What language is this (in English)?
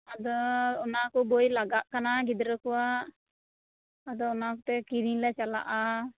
Santali